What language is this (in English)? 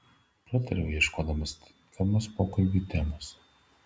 Lithuanian